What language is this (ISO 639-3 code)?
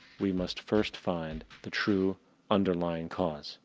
eng